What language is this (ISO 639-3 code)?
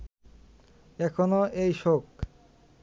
ben